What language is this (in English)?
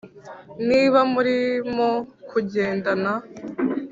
Kinyarwanda